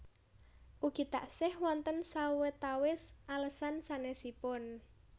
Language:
Javanese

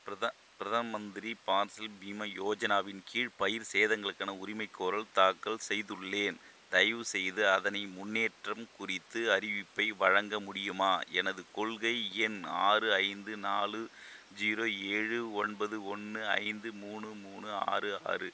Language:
Tamil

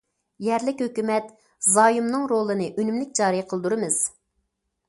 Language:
Uyghur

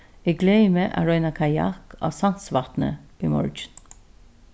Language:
Faroese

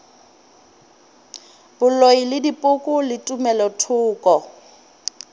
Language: Northern Sotho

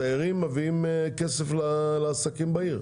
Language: Hebrew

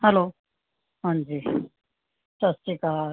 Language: Punjabi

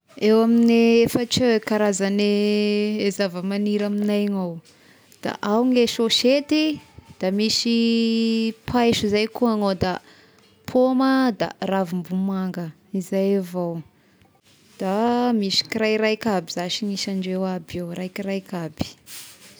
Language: Tesaka Malagasy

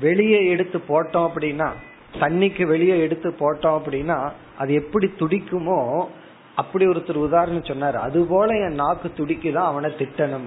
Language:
Tamil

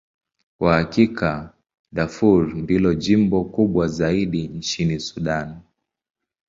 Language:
Swahili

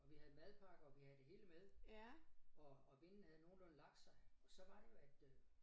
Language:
Danish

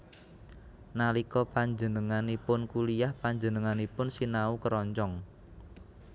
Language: Javanese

